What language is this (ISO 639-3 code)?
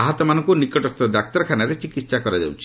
ori